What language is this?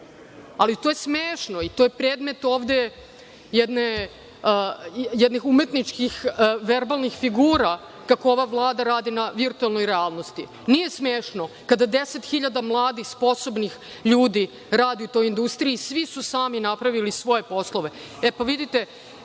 Serbian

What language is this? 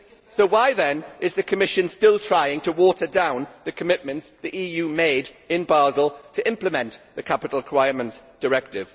English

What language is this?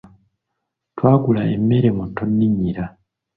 Ganda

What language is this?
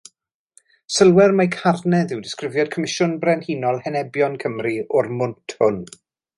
Welsh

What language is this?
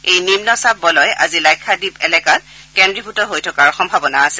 Assamese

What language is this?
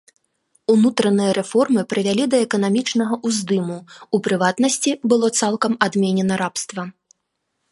Belarusian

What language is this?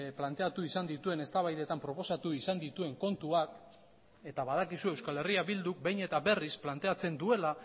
Basque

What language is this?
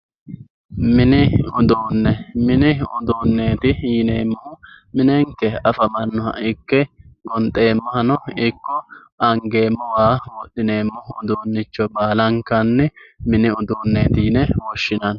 Sidamo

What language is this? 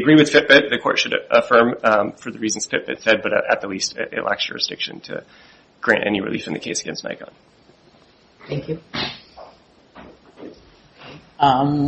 English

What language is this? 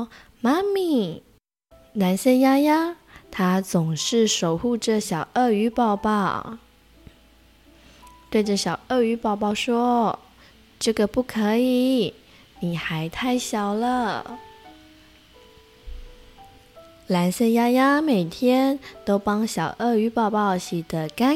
Chinese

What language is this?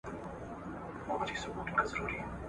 Pashto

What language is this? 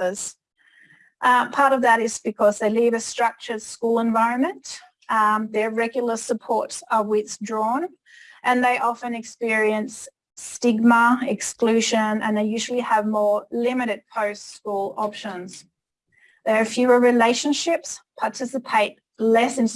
English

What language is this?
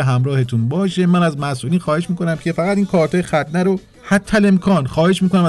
Persian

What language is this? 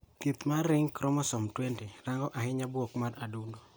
Luo (Kenya and Tanzania)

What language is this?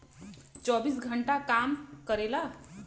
Bhojpuri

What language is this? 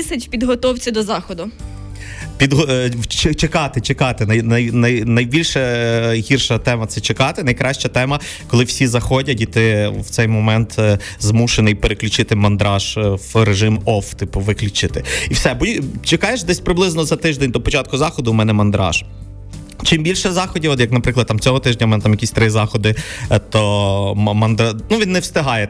Ukrainian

